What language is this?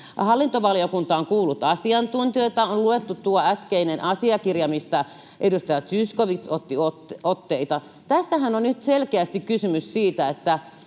Finnish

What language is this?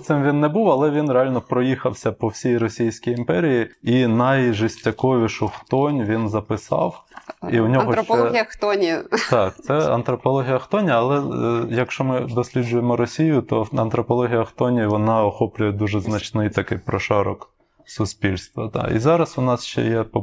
Ukrainian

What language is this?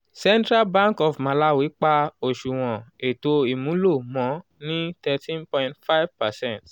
Yoruba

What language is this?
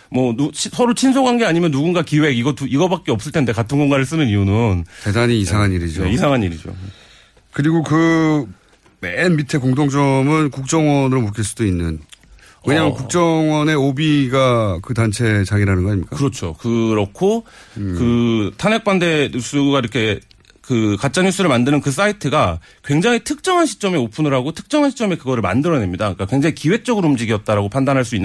Korean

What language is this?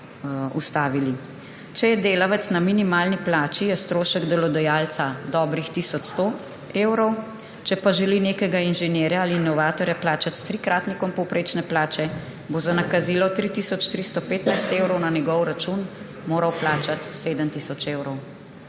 Slovenian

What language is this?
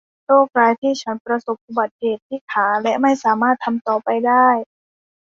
Thai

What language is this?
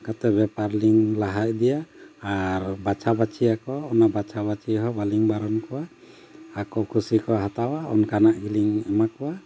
Santali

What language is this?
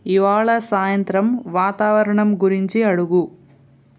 Telugu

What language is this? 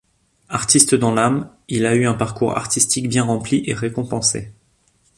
French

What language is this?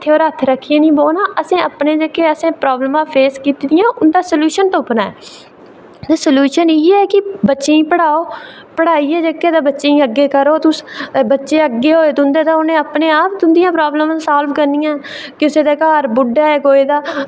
Dogri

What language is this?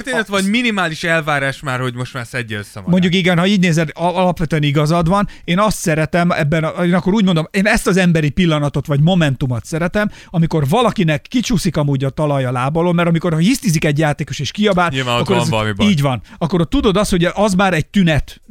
Hungarian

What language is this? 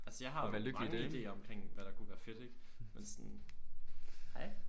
Danish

